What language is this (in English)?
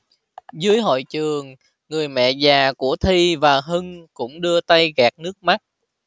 Vietnamese